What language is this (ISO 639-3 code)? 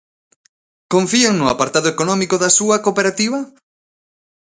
glg